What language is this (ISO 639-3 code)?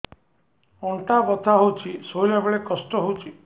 ori